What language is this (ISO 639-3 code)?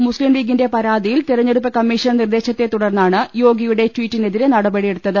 mal